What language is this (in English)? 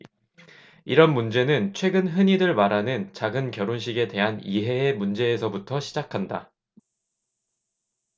Korean